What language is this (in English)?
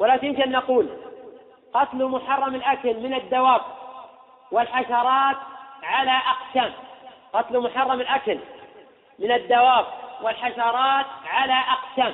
Arabic